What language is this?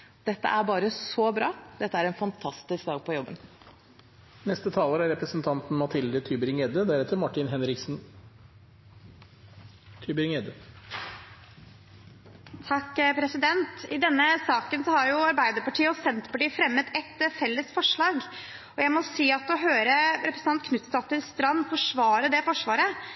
Norwegian Bokmål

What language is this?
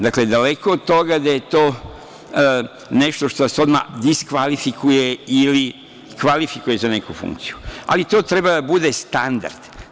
Serbian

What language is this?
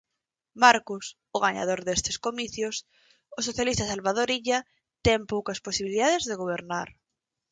Galician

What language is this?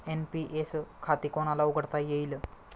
Marathi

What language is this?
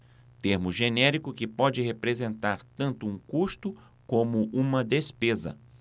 Portuguese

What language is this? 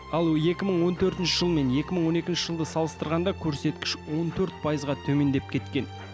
Kazakh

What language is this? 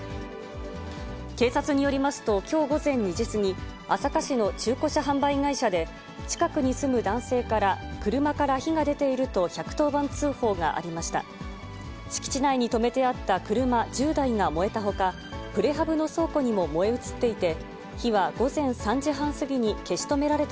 Japanese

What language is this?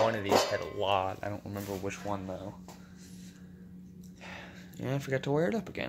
English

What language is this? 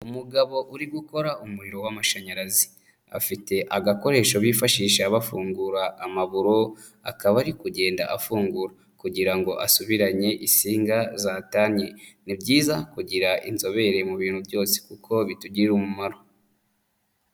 Kinyarwanda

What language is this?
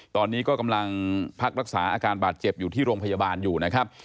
Thai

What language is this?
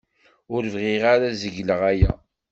Kabyle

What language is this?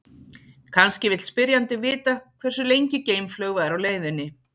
Icelandic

